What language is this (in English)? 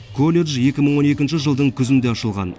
Kazakh